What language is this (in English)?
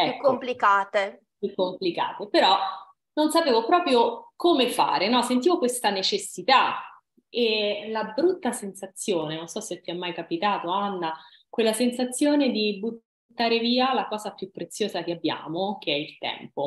Italian